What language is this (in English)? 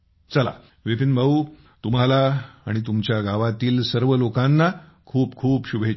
Marathi